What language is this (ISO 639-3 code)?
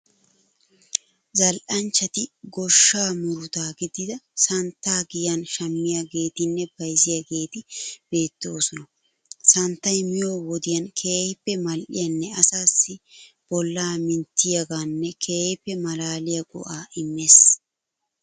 wal